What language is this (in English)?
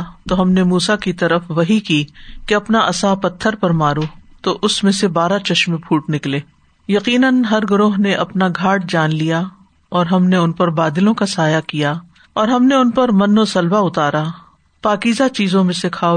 Urdu